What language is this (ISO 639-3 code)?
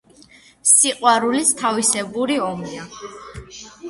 kat